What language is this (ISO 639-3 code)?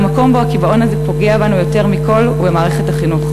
heb